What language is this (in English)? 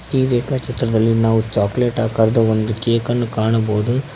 Kannada